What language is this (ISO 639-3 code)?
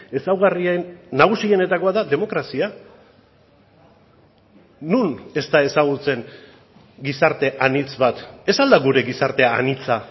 eus